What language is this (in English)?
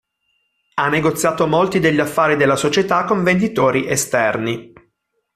Italian